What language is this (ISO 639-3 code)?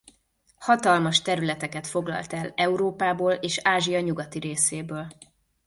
hun